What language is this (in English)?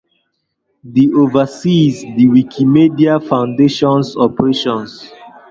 Igbo